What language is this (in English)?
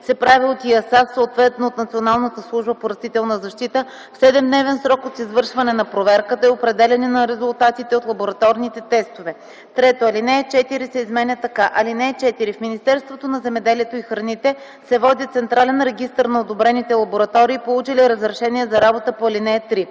Bulgarian